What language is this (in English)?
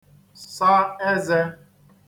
Igbo